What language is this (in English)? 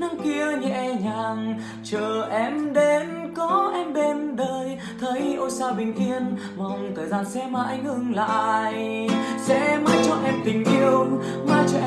Vietnamese